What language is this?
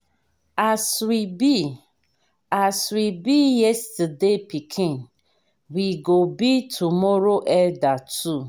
Nigerian Pidgin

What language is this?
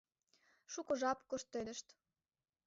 Mari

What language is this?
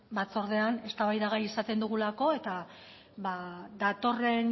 Basque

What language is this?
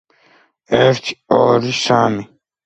Georgian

